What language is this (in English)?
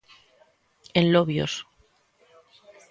Galician